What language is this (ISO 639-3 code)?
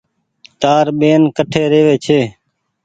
gig